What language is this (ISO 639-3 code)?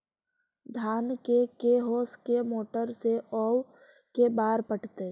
mag